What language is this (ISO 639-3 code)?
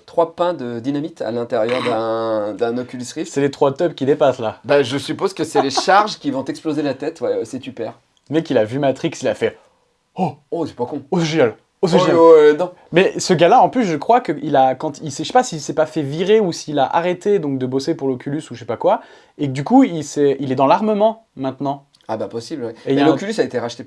fra